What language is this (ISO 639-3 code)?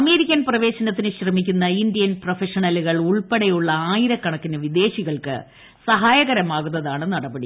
mal